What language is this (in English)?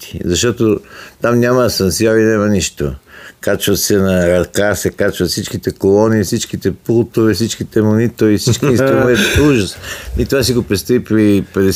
Bulgarian